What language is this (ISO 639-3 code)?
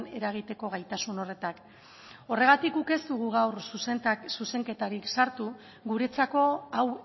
eus